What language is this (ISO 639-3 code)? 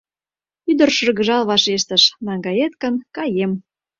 chm